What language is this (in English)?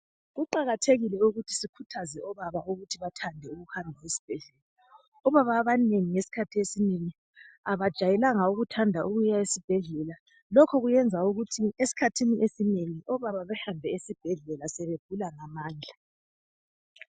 North Ndebele